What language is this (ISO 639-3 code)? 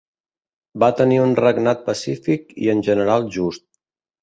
cat